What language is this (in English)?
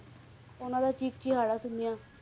Punjabi